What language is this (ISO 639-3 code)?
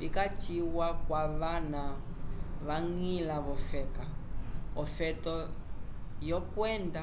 umb